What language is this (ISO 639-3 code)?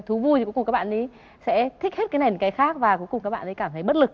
vie